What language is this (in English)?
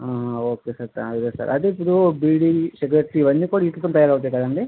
Telugu